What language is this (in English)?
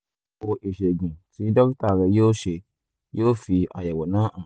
Yoruba